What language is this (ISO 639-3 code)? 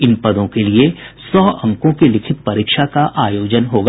hin